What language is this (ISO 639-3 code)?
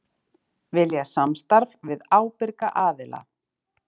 isl